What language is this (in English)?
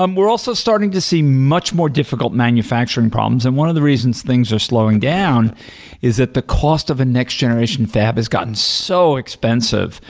English